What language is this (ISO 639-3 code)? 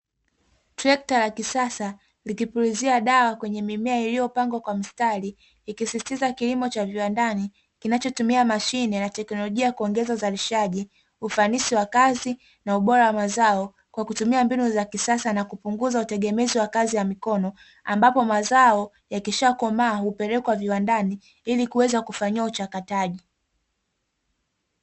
swa